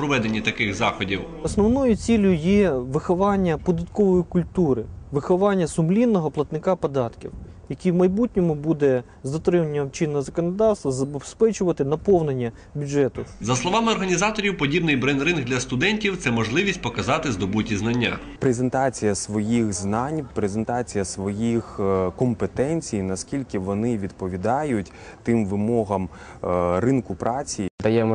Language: Ukrainian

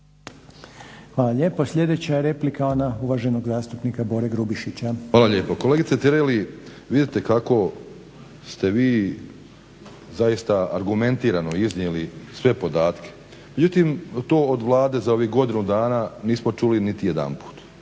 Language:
Croatian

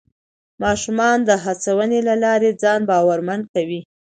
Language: Pashto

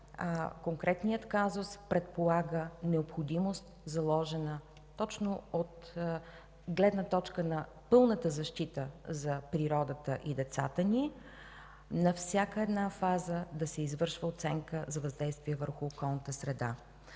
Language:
Bulgarian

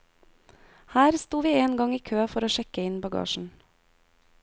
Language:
Norwegian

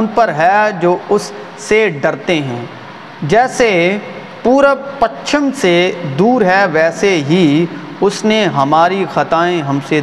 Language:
Urdu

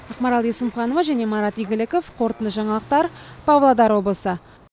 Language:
Kazakh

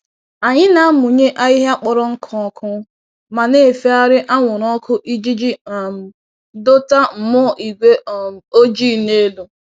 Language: Igbo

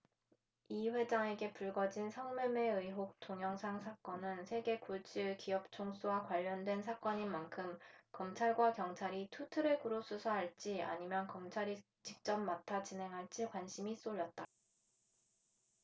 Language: Korean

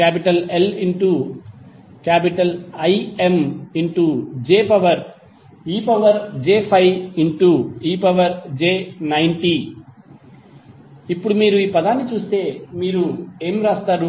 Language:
Telugu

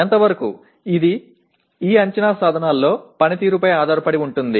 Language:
Telugu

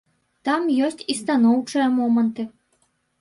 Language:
Belarusian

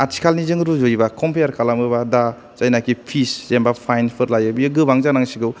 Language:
Bodo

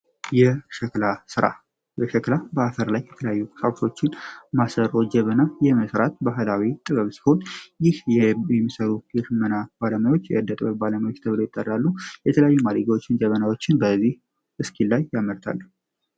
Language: Amharic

